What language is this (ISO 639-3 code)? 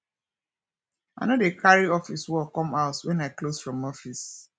pcm